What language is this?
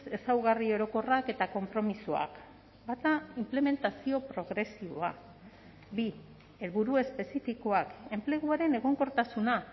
Basque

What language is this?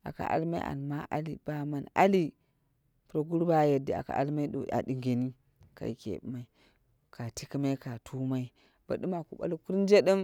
Dera (Nigeria)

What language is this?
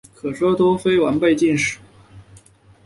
Chinese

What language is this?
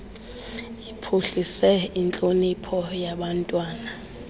Xhosa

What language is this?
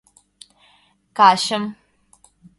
Mari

